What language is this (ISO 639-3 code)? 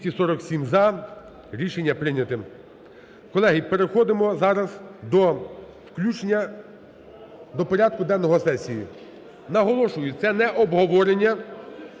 ukr